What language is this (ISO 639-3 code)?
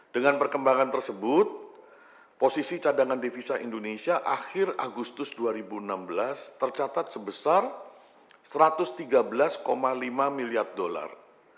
ind